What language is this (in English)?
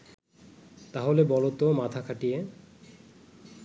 Bangla